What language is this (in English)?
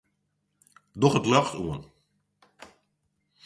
Western Frisian